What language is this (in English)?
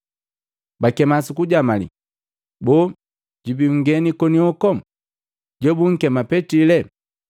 Matengo